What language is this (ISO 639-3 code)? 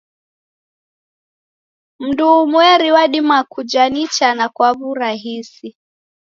dav